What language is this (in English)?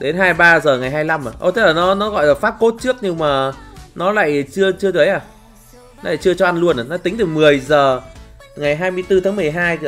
Vietnamese